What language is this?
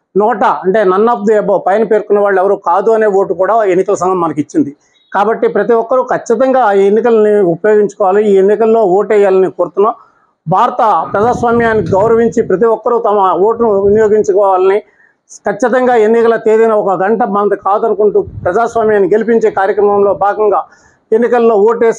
Telugu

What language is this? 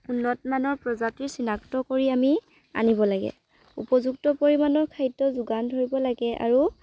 Assamese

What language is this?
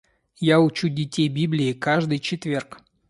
Russian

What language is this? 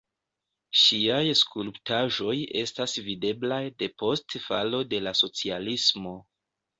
Esperanto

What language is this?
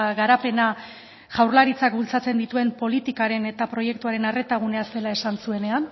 Basque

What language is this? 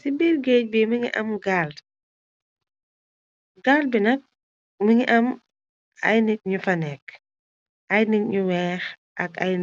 Wolof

